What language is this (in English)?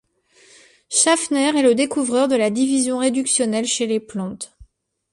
French